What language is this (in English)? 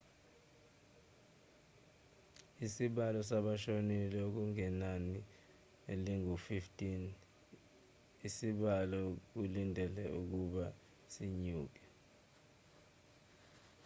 Zulu